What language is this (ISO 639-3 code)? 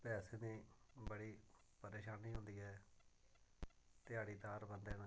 doi